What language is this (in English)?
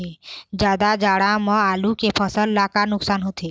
Chhattisgarhi